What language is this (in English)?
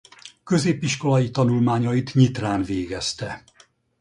Hungarian